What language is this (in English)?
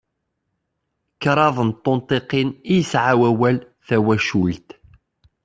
Kabyle